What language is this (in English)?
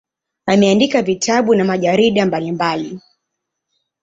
Swahili